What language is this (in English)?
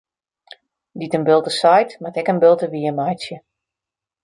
Western Frisian